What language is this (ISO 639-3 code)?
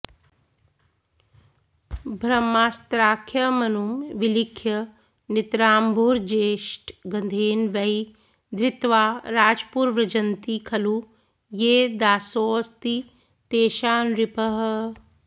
san